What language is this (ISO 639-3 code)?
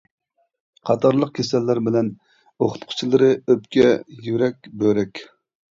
uig